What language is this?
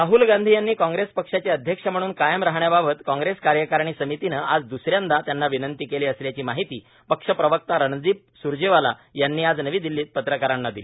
Marathi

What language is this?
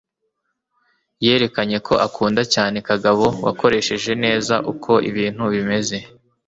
Kinyarwanda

